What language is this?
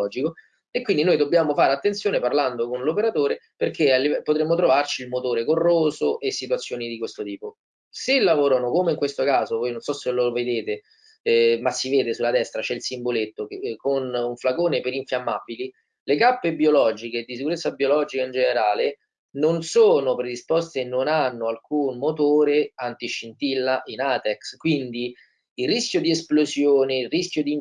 Italian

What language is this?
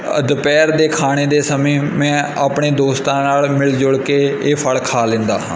Punjabi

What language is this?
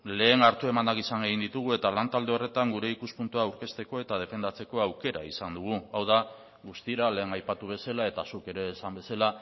Basque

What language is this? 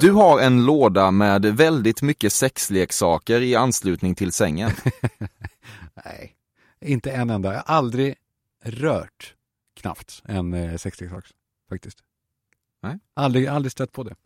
Swedish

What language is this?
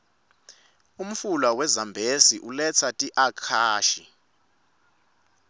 Swati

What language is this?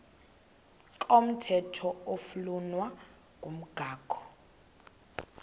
Xhosa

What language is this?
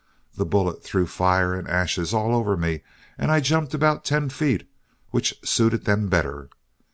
English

